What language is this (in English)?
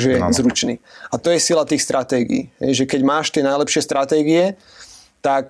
Slovak